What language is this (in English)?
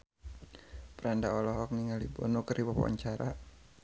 Sundanese